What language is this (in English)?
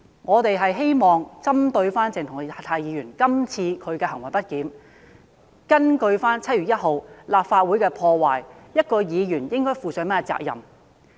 Cantonese